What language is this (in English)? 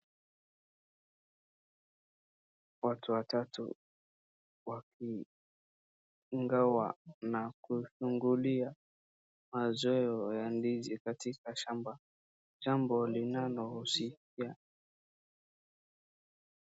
Swahili